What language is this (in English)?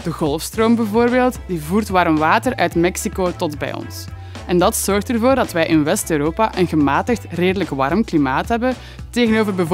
Dutch